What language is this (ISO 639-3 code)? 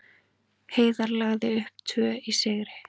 isl